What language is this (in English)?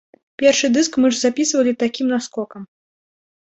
Belarusian